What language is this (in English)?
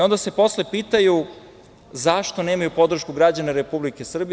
Serbian